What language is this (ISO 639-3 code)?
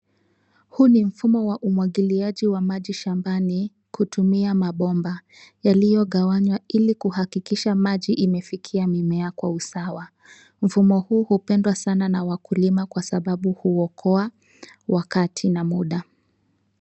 swa